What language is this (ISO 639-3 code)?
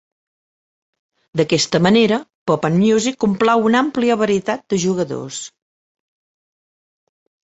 cat